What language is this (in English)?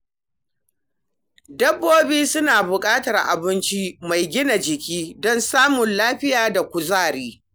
Hausa